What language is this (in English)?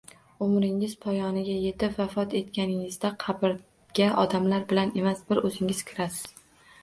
Uzbek